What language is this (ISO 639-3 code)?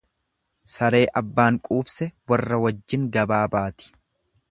orm